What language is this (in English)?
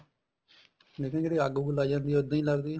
Punjabi